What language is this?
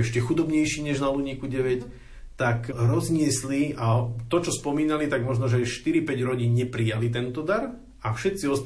Slovak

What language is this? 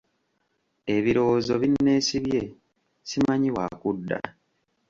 Ganda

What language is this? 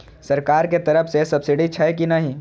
Maithili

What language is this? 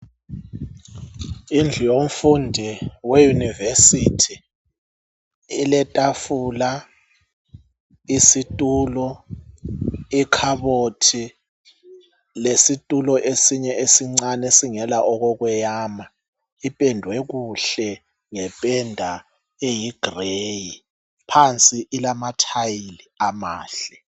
North Ndebele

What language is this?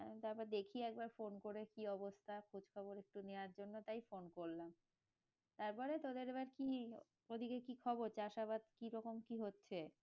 Bangla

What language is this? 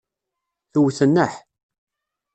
Kabyle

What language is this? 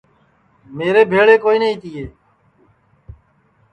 Sansi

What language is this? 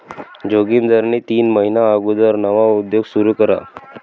Marathi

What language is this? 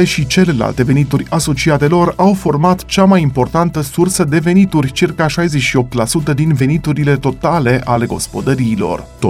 Romanian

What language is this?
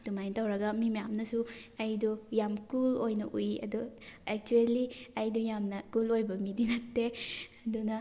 Manipuri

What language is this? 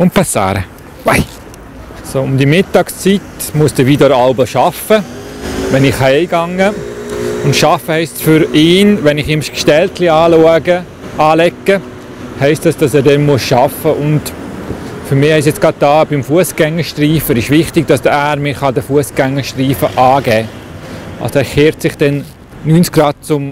German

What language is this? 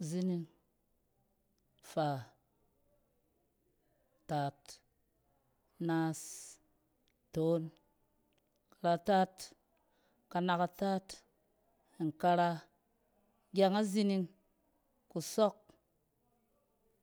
Cen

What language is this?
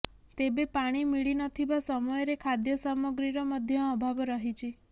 Odia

